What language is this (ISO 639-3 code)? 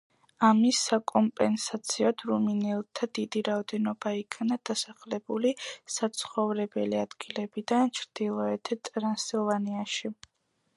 kat